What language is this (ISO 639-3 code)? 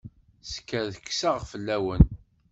kab